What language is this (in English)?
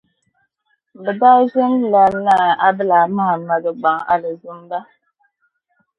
Dagbani